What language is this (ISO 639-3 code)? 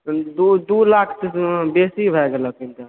mai